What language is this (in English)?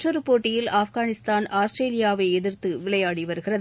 Tamil